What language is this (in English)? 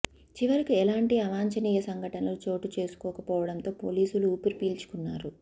Telugu